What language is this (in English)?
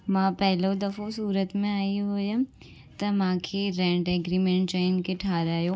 Sindhi